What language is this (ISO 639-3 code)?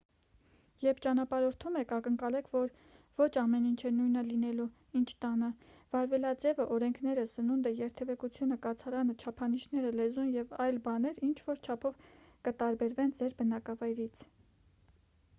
hye